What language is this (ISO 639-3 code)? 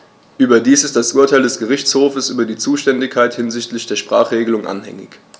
deu